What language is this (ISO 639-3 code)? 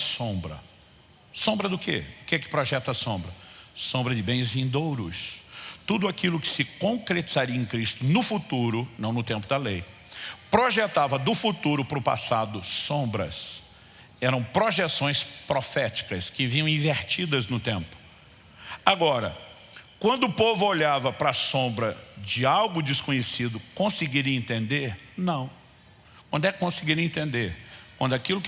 por